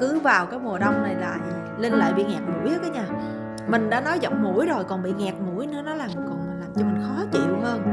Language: Vietnamese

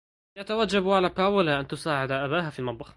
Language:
Arabic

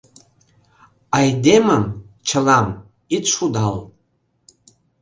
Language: Mari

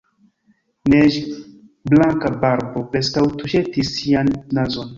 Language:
Esperanto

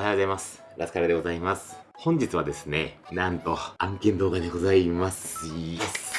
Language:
Japanese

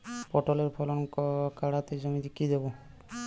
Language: Bangla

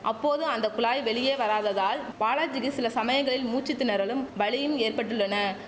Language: Tamil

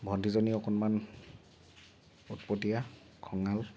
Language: Assamese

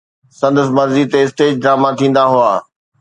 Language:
Sindhi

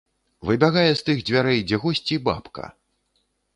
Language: Belarusian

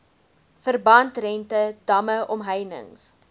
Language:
Afrikaans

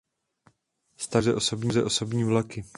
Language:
Czech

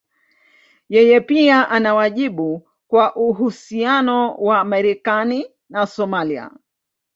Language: Swahili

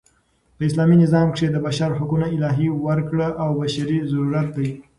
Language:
Pashto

